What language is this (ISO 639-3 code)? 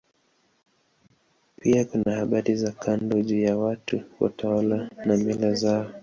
swa